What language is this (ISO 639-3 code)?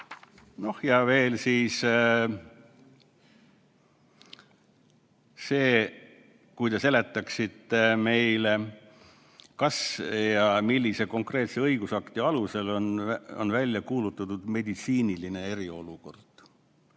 est